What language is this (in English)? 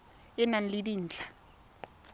Tswana